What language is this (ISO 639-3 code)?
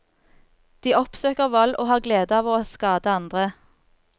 nor